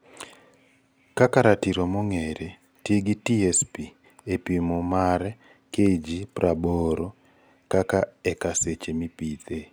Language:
Luo (Kenya and Tanzania)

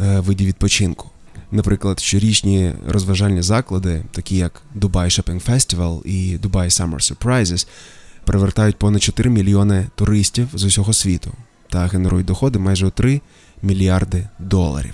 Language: Ukrainian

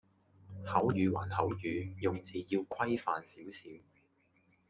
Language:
Cantonese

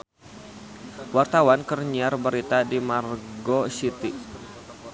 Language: Sundanese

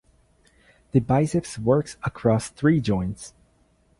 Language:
English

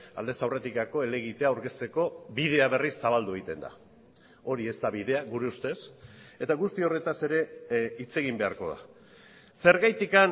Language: Basque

